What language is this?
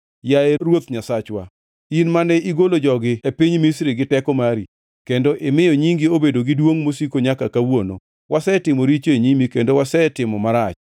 Luo (Kenya and Tanzania)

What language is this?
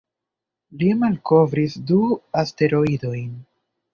Esperanto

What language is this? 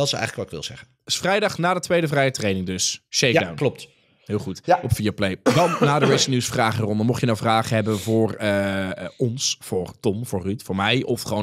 Dutch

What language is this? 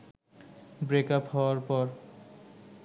Bangla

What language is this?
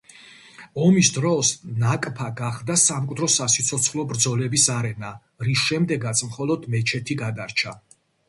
Georgian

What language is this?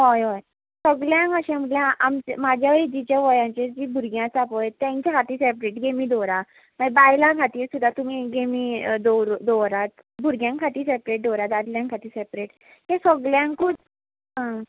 Konkani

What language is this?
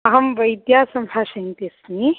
Sanskrit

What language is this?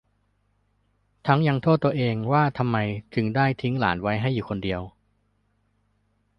Thai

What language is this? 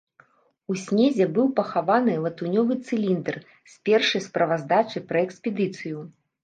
Belarusian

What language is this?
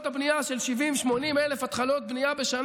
Hebrew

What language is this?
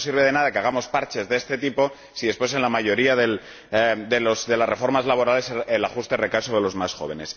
Spanish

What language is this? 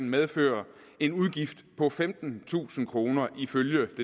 Danish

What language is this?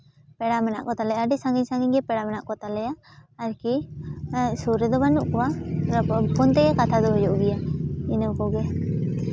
Santali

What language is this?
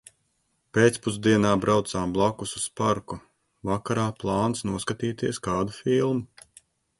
Latvian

